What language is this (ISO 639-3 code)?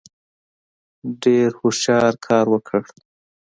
pus